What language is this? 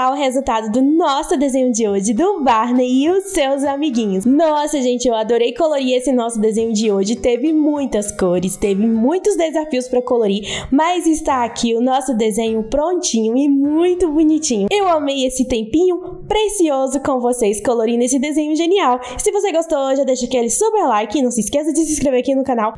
Portuguese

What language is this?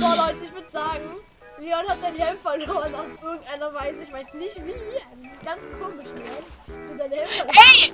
German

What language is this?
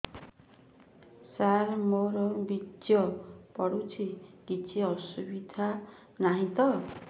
Odia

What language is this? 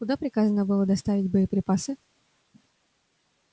Russian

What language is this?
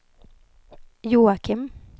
Swedish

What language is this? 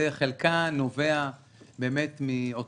Hebrew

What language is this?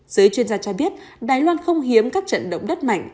Vietnamese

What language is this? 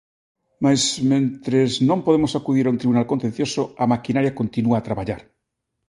Galician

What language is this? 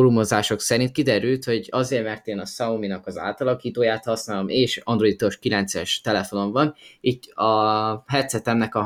Hungarian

